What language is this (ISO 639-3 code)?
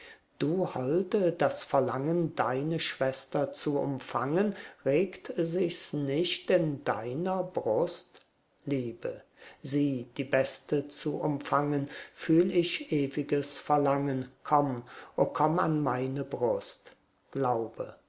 deu